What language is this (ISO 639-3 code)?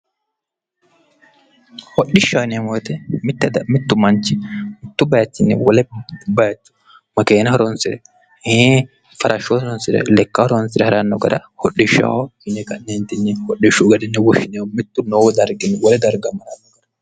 sid